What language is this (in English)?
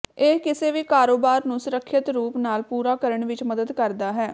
Punjabi